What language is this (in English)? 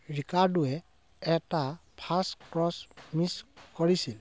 Assamese